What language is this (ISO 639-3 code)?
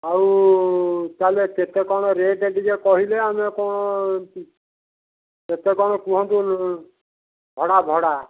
ori